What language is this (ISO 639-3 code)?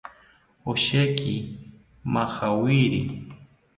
cpy